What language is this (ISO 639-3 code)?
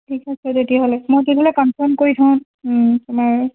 asm